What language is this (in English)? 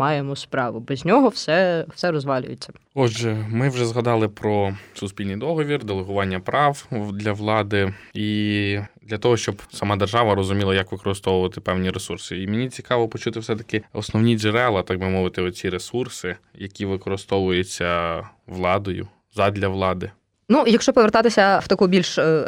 Ukrainian